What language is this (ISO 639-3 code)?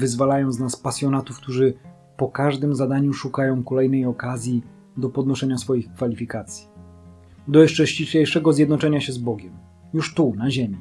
pol